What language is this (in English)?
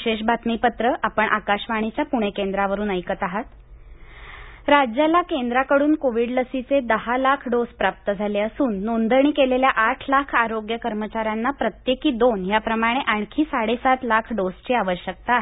Marathi